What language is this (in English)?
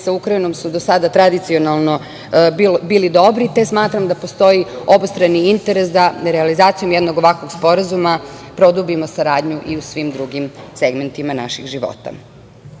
Serbian